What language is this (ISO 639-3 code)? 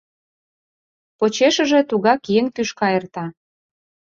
chm